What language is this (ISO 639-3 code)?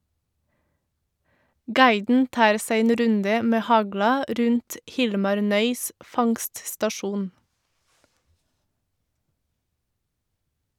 nor